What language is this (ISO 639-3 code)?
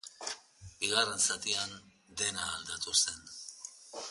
eus